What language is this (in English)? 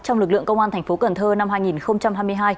Vietnamese